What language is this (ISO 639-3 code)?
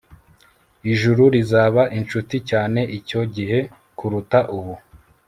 kin